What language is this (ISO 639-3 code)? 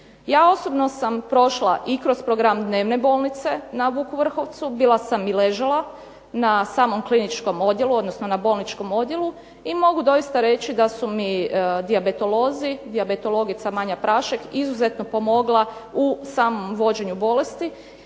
hrv